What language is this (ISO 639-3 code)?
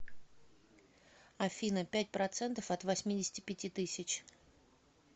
rus